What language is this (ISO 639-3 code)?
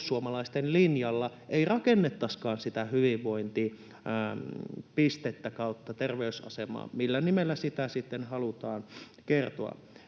fin